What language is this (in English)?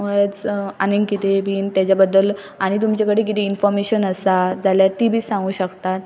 Konkani